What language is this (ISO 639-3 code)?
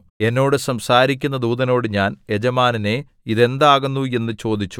mal